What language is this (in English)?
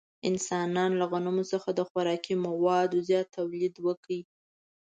Pashto